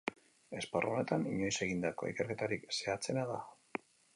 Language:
Basque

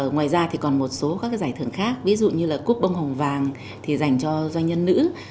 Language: Vietnamese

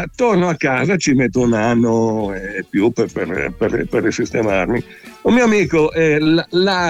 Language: Italian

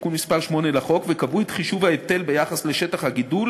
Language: Hebrew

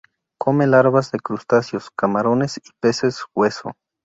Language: Spanish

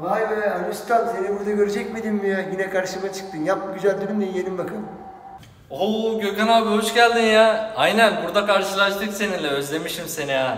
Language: Turkish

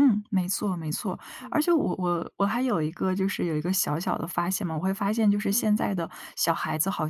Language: Chinese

